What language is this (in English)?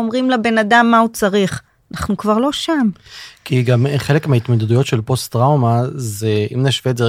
Hebrew